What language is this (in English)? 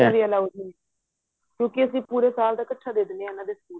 Punjabi